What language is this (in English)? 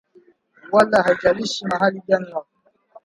Swahili